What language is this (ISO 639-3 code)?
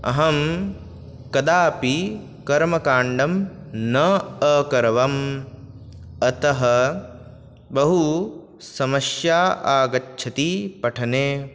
san